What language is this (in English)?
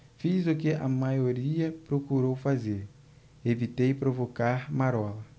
Portuguese